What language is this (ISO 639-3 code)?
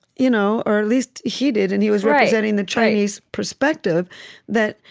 eng